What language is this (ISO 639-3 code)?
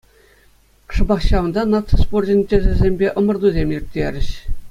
chv